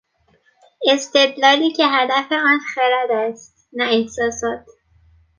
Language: Persian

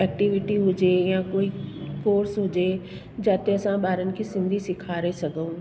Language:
Sindhi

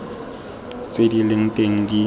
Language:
Tswana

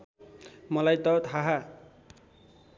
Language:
Nepali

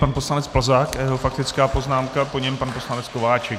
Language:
Czech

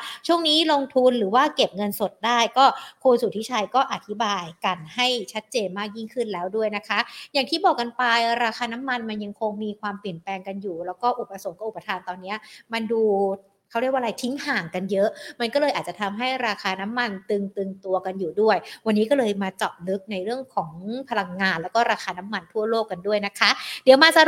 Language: Thai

